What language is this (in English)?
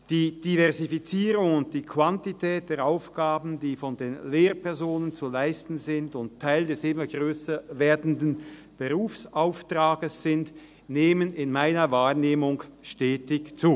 Swiss German